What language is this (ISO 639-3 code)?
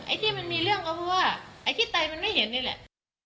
tha